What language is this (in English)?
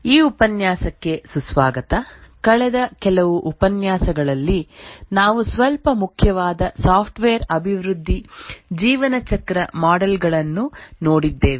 Kannada